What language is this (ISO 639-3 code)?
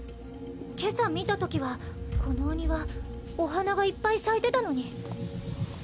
jpn